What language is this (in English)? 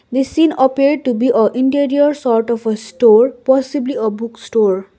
English